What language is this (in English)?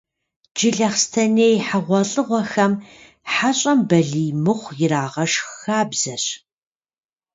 Kabardian